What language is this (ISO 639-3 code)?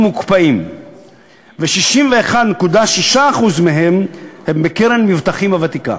heb